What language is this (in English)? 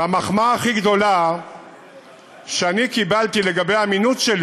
Hebrew